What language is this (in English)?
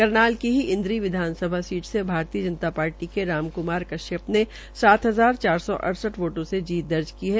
Hindi